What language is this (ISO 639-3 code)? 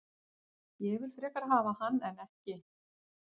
isl